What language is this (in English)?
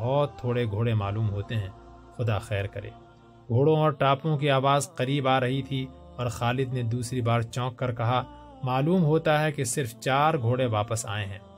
Urdu